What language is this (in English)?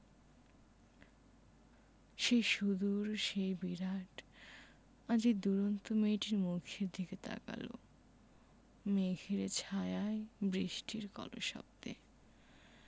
Bangla